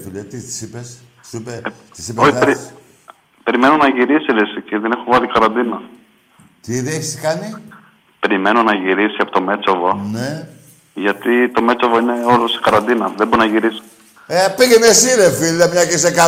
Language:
Greek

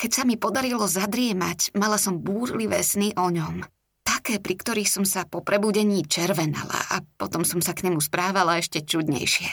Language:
Slovak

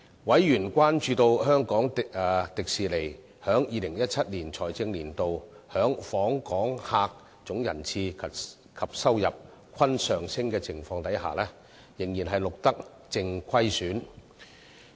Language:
Cantonese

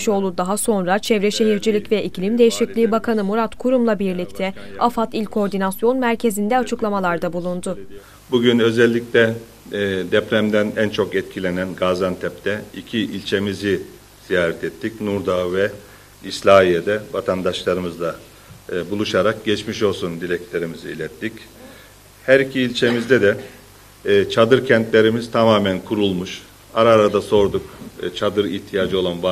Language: Turkish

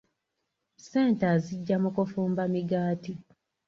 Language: Ganda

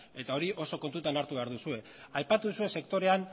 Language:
Basque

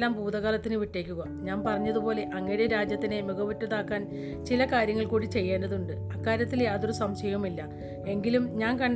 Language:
Malayalam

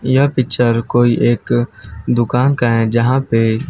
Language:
Hindi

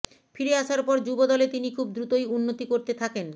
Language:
Bangla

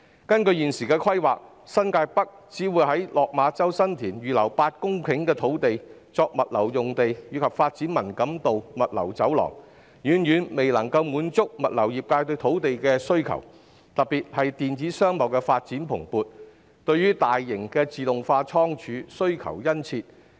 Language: Cantonese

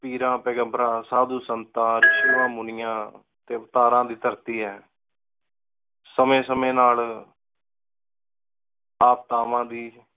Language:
Punjabi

